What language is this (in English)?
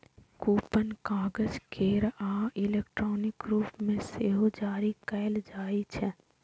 Maithili